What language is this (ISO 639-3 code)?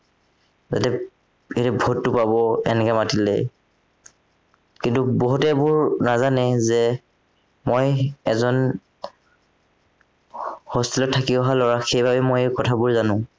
asm